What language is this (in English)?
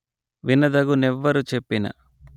Telugu